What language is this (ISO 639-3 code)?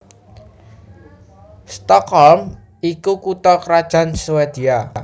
jav